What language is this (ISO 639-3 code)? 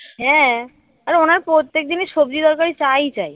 ben